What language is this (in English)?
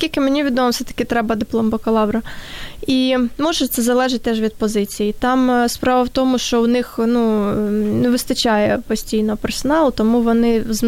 Ukrainian